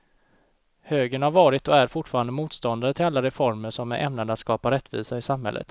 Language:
Swedish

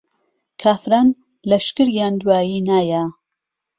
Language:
Central Kurdish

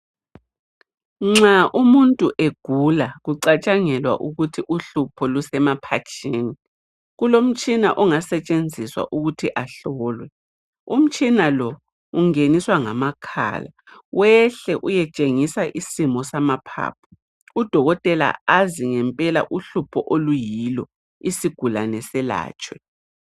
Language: North Ndebele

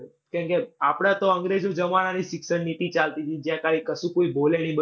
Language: Gujarati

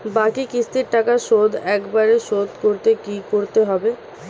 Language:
Bangla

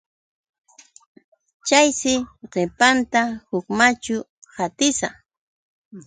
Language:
Yauyos Quechua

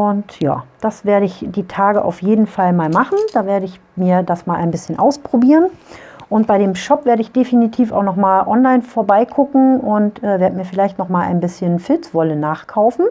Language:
German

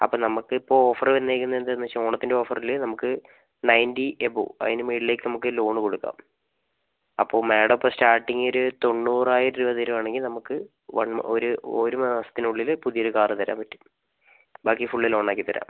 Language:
Malayalam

